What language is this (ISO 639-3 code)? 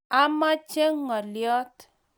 kln